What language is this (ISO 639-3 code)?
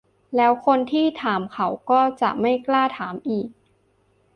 tha